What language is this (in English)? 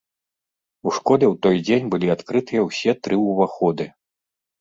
Belarusian